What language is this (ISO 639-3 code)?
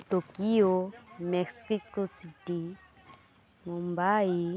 ori